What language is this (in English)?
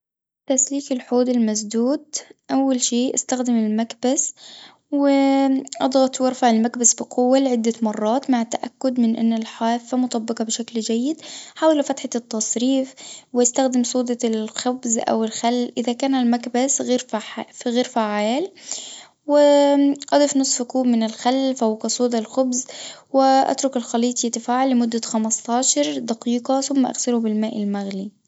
Tunisian Arabic